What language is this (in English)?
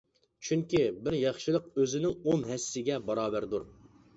Uyghur